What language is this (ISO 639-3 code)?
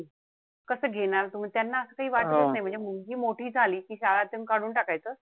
mar